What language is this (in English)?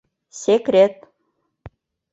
Mari